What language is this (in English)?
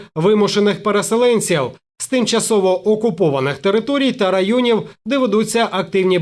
Ukrainian